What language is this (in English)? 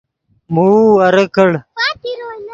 Yidgha